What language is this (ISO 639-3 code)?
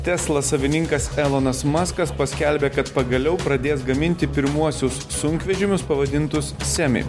lit